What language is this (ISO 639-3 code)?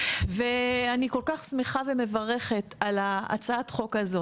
heb